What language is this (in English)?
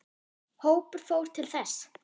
Icelandic